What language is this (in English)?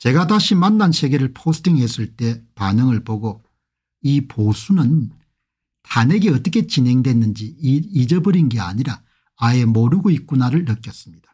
Korean